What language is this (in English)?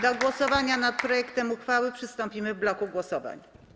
Polish